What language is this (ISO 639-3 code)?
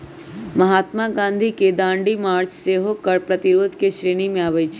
mag